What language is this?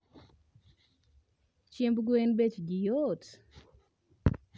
Luo (Kenya and Tanzania)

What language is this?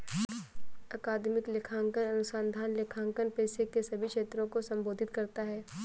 Hindi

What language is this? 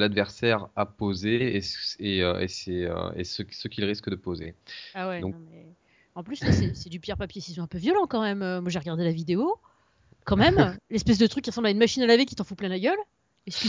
French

